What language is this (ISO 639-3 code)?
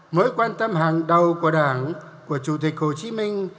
vie